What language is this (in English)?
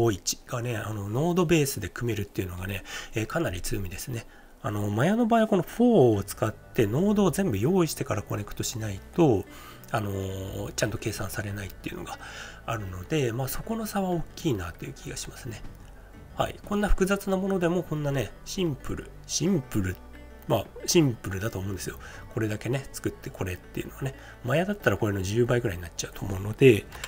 Japanese